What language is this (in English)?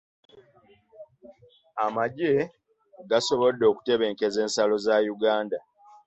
Ganda